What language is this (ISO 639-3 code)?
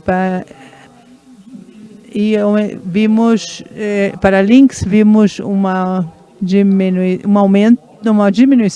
por